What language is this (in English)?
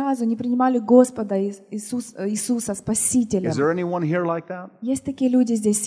Russian